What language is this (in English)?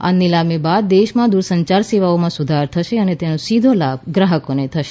Gujarati